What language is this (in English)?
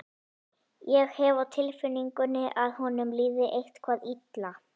Icelandic